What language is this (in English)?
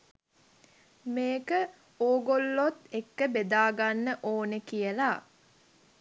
Sinhala